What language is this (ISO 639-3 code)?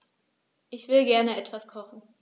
deu